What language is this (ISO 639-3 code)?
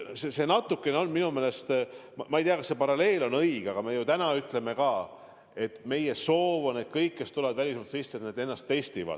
est